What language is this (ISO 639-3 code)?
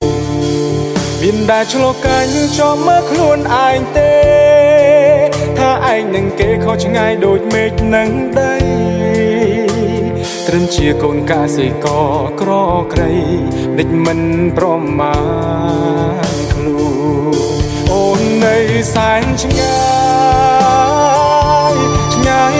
khm